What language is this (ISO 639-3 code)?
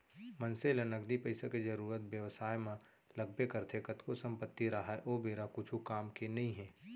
hne